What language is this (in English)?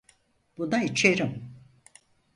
Turkish